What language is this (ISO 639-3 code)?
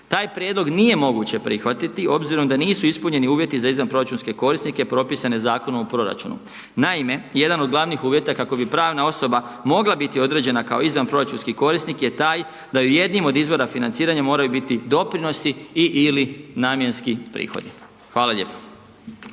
hrv